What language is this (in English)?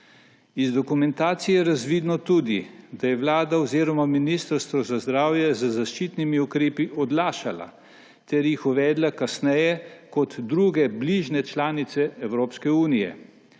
Slovenian